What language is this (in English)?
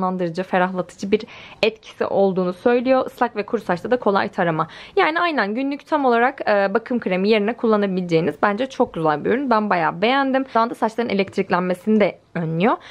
Turkish